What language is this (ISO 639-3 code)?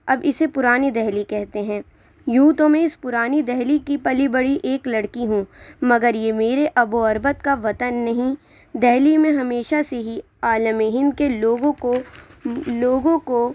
urd